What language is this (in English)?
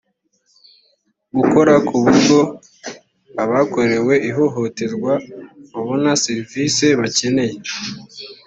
Kinyarwanda